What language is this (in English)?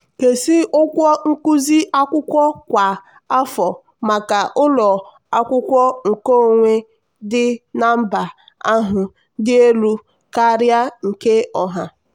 Igbo